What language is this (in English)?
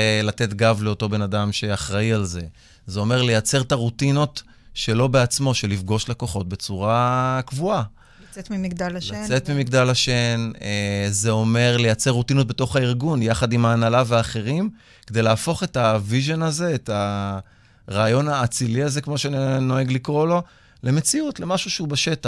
Hebrew